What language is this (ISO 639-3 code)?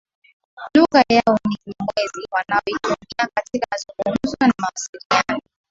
swa